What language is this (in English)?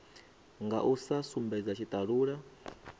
Venda